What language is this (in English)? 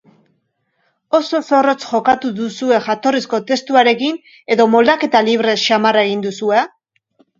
Basque